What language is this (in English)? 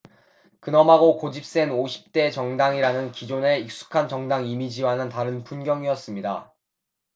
Korean